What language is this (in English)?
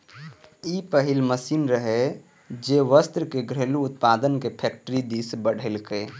Maithili